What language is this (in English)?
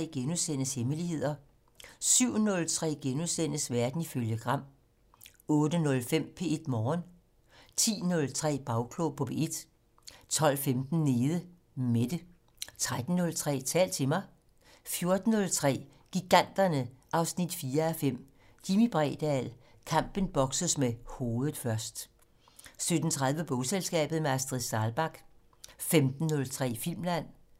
Danish